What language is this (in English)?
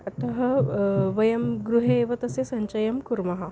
Sanskrit